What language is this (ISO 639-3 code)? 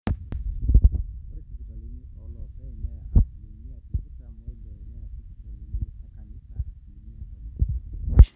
mas